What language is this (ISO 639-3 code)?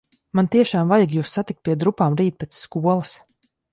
lav